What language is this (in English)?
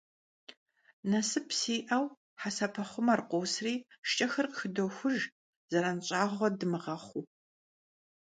Kabardian